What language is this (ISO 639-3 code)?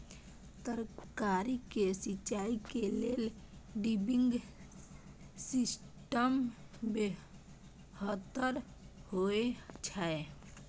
mai